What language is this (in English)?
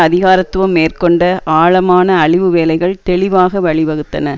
Tamil